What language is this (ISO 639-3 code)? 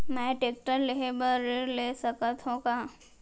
hne